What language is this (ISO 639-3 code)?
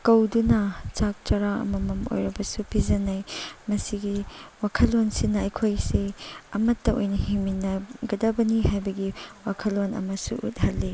mni